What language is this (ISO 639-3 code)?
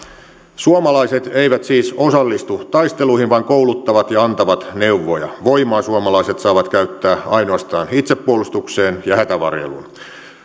fin